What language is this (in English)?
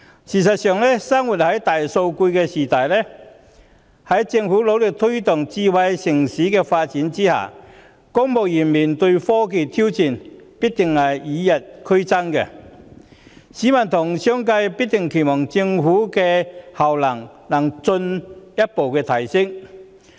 Cantonese